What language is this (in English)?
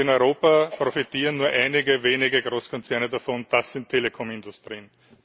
German